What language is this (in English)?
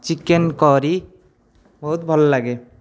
Odia